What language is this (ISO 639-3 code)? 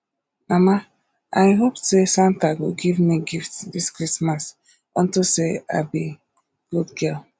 pcm